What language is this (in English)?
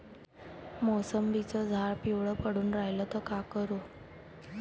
Marathi